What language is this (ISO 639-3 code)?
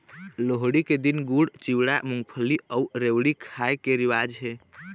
hne